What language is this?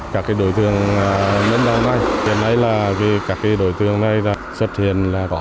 Vietnamese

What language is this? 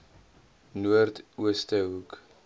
Afrikaans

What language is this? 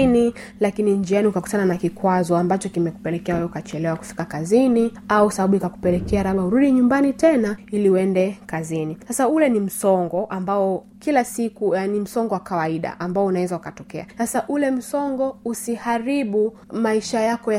Swahili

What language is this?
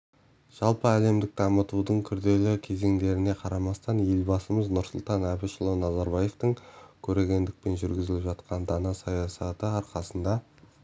Kazakh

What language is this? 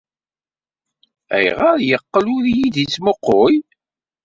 Kabyle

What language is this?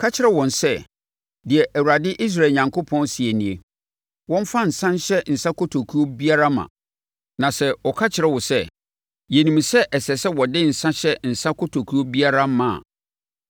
Akan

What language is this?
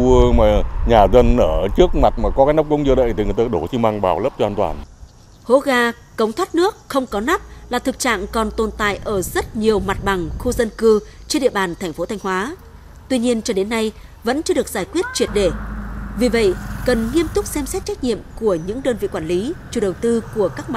Vietnamese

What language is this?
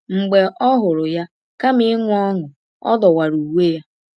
Igbo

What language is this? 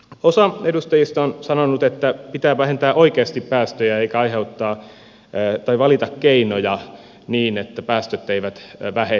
Finnish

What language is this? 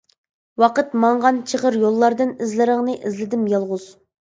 Uyghur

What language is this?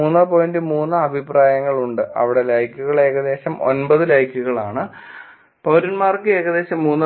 Malayalam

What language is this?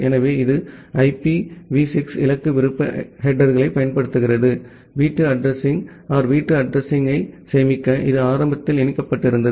Tamil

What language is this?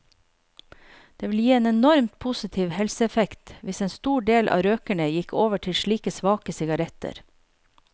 Norwegian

